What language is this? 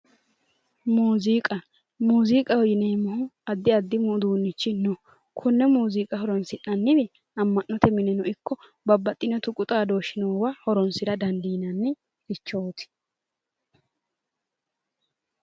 Sidamo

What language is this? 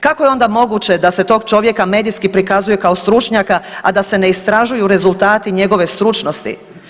Croatian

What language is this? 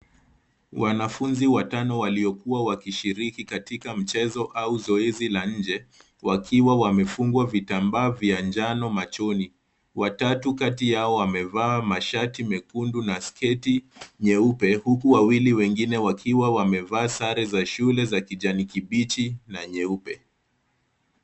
Swahili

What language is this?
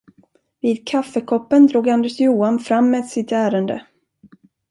Swedish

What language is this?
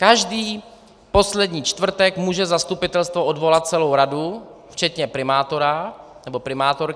Czech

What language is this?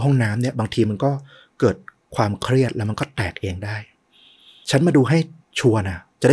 Thai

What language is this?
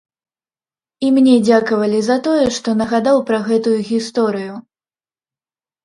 Belarusian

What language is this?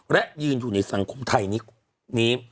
Thai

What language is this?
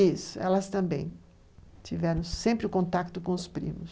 Portuguese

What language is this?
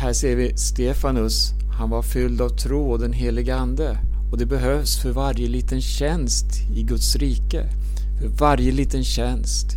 Swedish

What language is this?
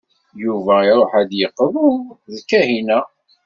Kabyle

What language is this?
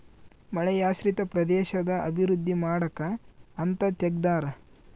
Kannada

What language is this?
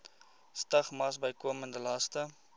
Afrikaans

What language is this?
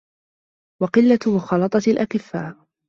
Arabic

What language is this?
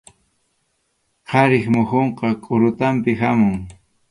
Arequipa-La Unión Quechua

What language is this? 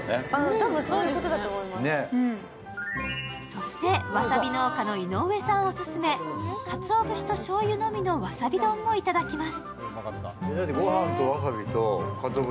Japanese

